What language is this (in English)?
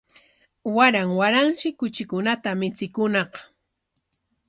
Corongo Ancash Quechua